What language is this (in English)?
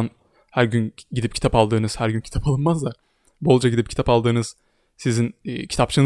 Turkish